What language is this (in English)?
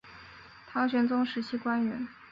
Chinese